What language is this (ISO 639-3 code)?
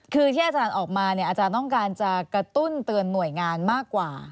tha